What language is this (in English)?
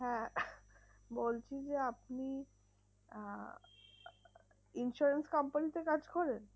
Bangla